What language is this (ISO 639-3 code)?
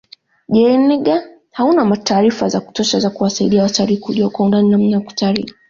swa